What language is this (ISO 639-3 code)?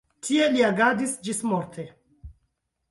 epo